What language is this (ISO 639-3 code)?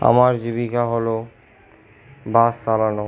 ben